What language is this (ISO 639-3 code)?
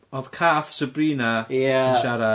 cym